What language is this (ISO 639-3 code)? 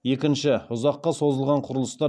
kaz